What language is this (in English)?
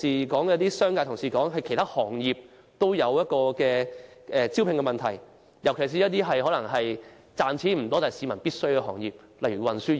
Cantonese